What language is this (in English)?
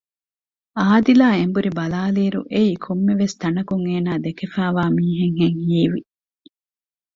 Divehi